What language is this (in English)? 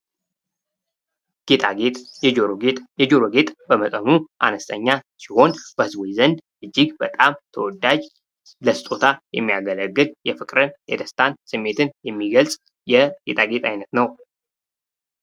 Amharic